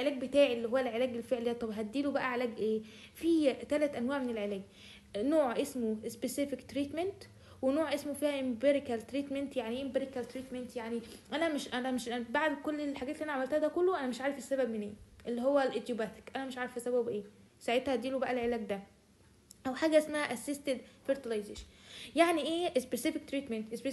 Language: Arabic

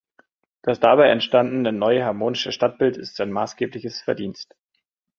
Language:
German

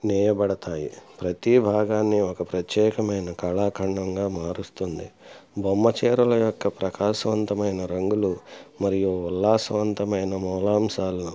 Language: Telugu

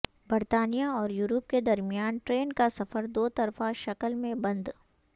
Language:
Urdu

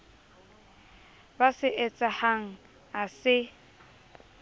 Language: Southern Sotho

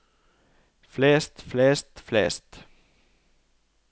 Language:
Norwegian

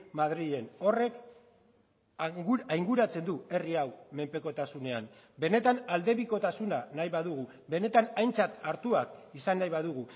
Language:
Basque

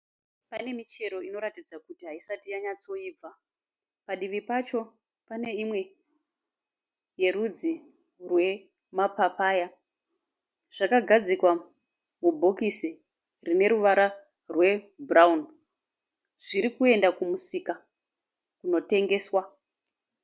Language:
Shona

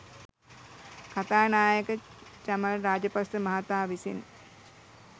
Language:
Sinhala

